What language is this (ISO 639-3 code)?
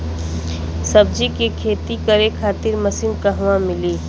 bho